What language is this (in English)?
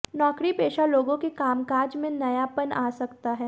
Hindi